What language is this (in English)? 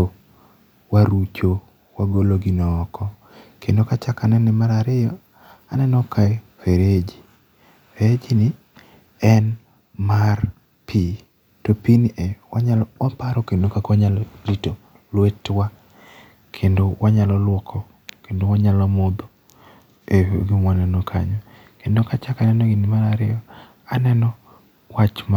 Luo (Kenya and Tanzania)